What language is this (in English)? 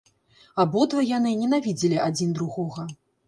Belarusian